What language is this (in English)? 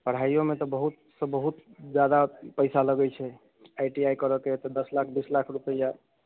Maithili